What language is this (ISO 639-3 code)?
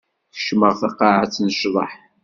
kab